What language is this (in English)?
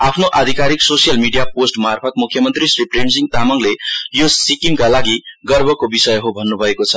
Nepali